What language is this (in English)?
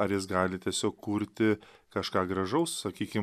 Lithuanian